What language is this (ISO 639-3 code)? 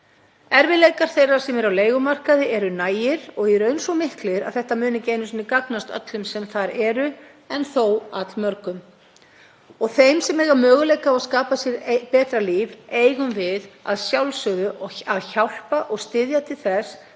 isl